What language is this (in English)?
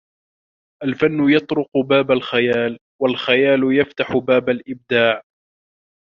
Arabic